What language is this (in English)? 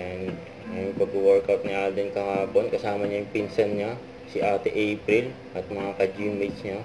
Filipino